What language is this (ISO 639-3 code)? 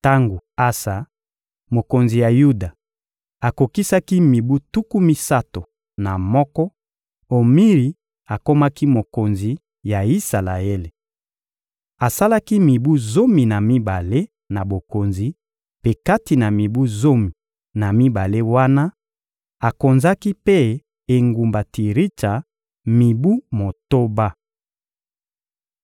lin